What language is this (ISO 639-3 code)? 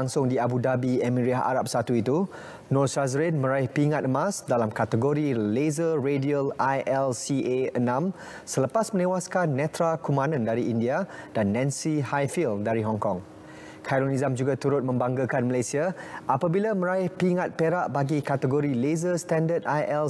msa